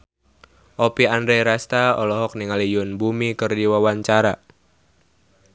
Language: Sundanese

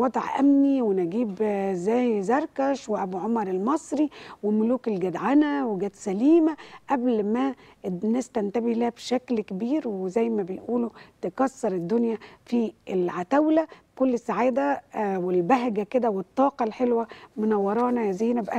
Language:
Arabic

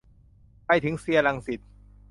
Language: Thai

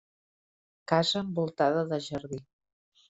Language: Catalan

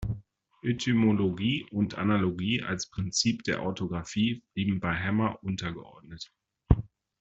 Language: German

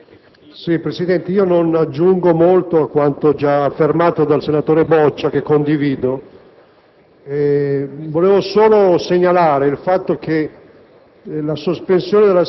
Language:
Italian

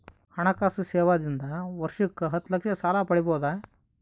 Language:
Kannada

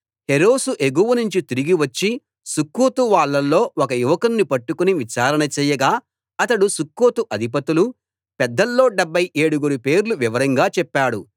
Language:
Telugu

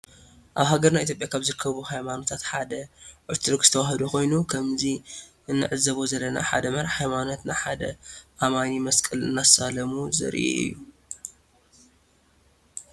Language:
Tigrinya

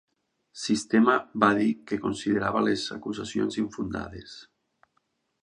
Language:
Catalan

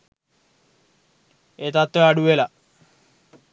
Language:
Sinhala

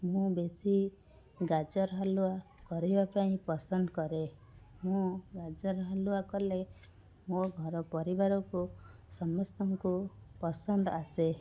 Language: Odia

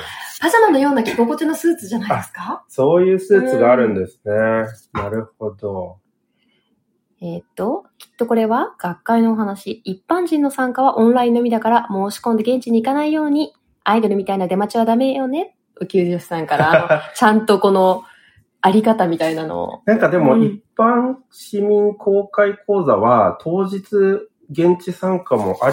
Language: Japanese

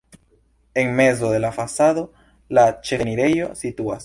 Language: Esperanto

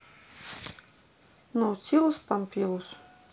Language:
Russian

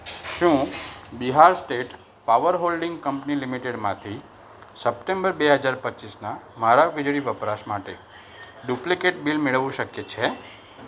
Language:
Gujarati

